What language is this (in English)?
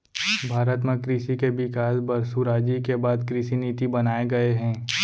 Chhattisgarhi